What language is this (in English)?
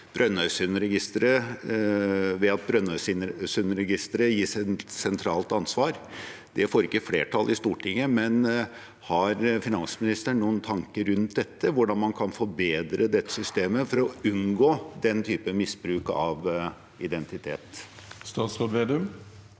Norwegian